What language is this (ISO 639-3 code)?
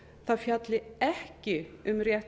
isl